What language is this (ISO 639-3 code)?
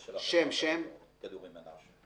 heb